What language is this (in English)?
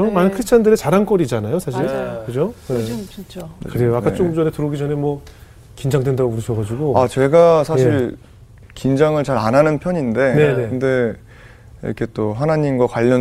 Korean